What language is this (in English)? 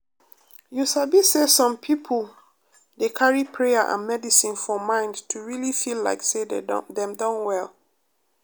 Nigerian Pidgin